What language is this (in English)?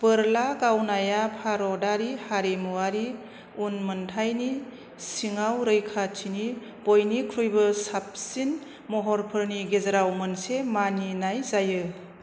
Bodo